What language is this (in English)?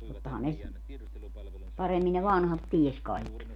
Finnish